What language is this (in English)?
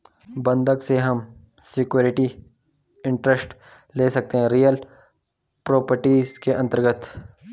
Hindi